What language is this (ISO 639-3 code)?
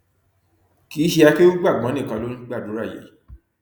yor